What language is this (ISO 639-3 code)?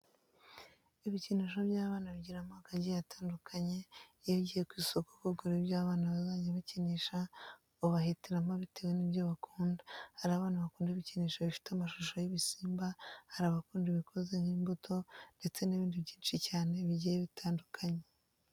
kin